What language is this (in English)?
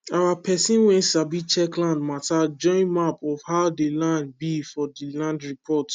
Nigerian Pidgin